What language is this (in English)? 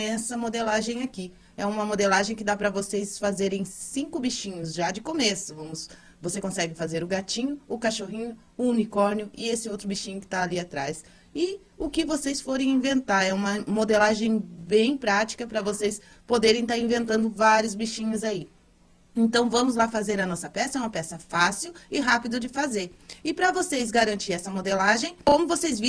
Portuguese